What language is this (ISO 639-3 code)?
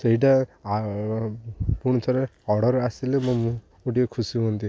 ori